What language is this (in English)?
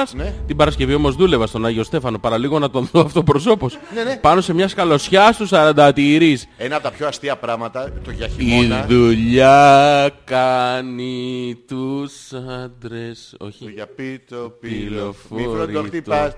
Greek